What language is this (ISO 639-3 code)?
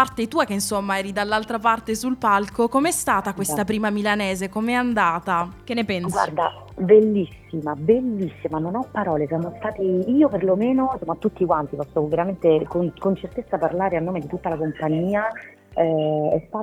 ita